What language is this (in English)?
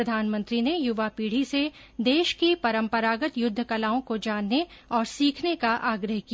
Hindi